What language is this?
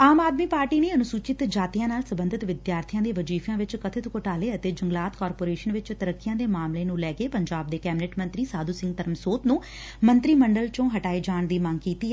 Punjabi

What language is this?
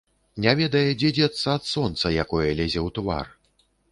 Belarusian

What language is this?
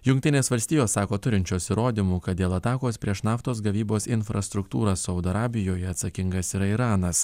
Lithuanian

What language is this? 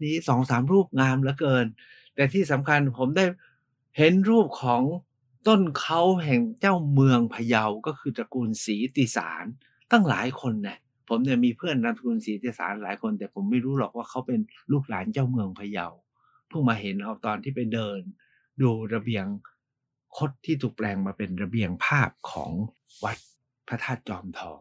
Thai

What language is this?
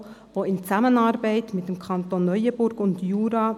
Swiss German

